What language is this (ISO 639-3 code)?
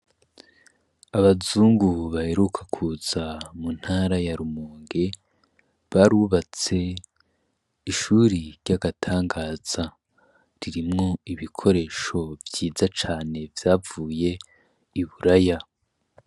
run